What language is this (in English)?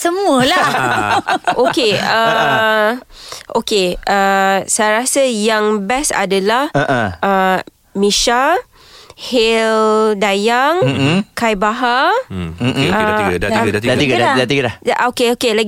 Malay